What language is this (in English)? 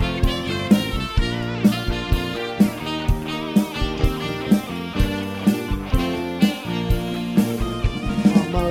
Romanian